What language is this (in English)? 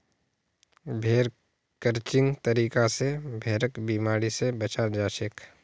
Magahi